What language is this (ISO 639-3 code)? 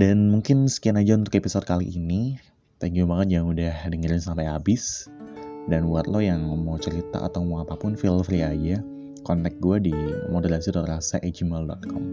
ind